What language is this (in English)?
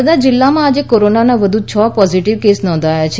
Gujarati